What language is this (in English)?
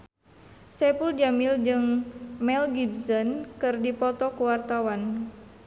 Sundanese